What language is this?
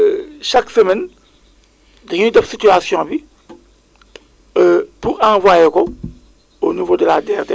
Wolof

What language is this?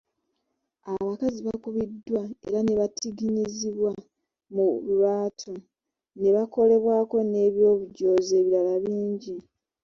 Ganda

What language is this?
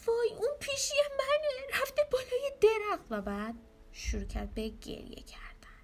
Persian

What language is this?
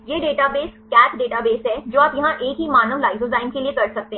Hindi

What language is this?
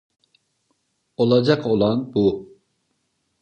Turkish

